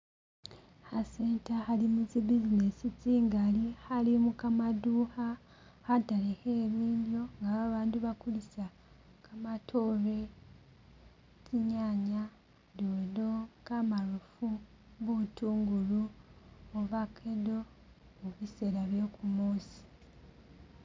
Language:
Masaaba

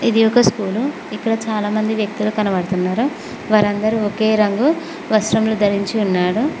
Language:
Telugu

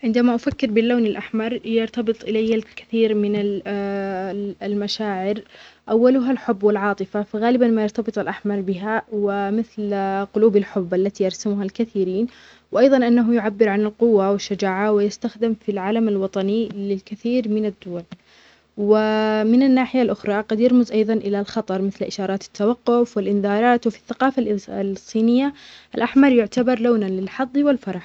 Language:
Omani Arabic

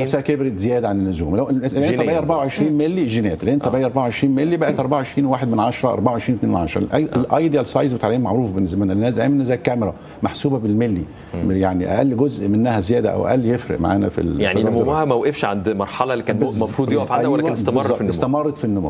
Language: Arabic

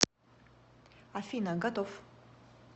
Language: Russian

